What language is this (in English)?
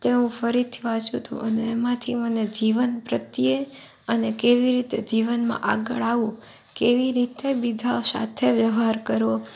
Gujarati